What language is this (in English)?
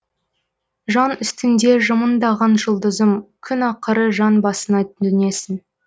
Kazakh